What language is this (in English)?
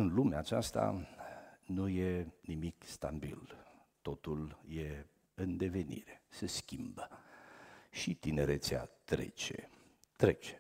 Romanian